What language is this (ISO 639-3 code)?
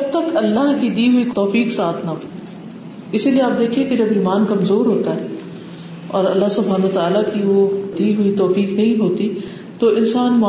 urd